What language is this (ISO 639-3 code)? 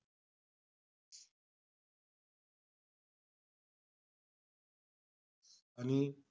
mar